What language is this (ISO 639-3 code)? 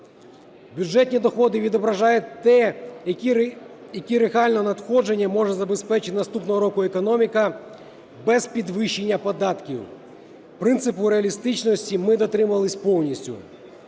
ukr